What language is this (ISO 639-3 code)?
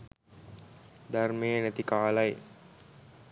sin